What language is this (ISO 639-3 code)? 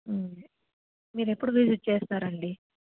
tel